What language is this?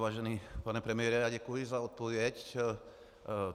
Czech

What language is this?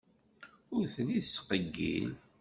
Kabyle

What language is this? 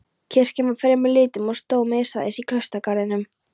Icelandic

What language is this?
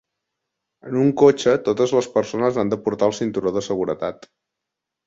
Catalan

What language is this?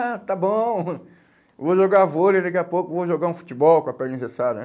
Portuguese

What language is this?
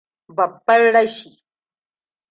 Hausa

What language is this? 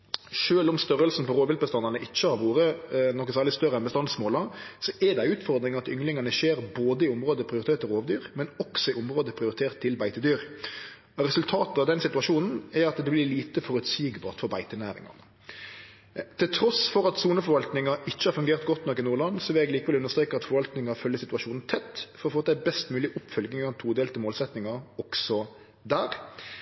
Norwegian Nynorsk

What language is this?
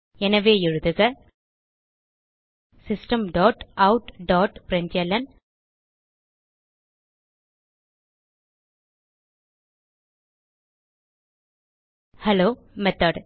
Tamil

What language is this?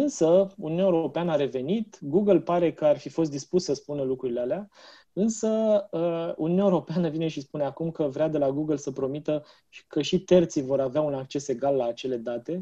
Romanian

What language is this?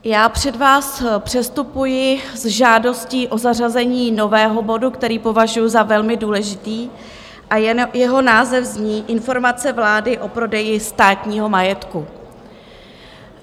Czech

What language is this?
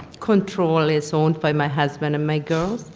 English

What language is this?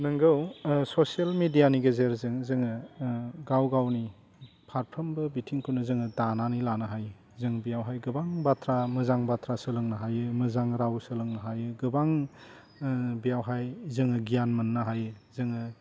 Bodo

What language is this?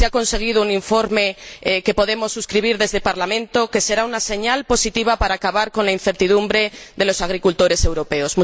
Spanish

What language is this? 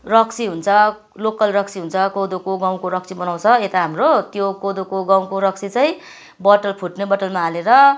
Nepali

